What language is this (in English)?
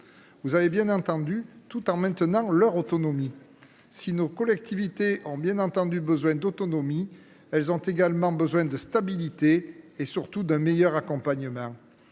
French